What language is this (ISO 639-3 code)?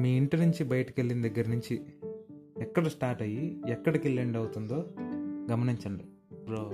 tel